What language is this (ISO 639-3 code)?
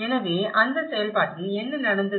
tam